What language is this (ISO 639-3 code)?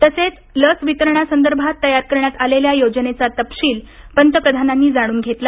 mar